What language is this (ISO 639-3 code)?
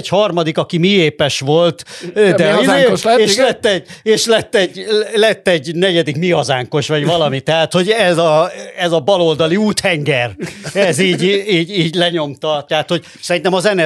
hun